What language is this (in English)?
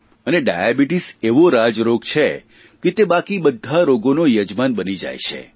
Gujarati